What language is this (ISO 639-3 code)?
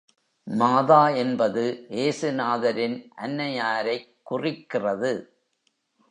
tam